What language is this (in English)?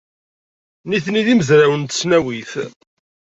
Kabyle